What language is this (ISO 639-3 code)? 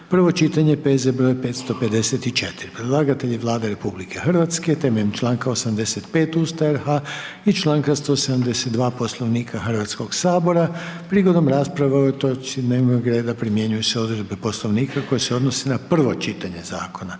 hrv